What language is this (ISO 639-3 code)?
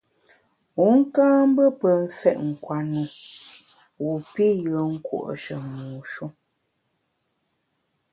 bax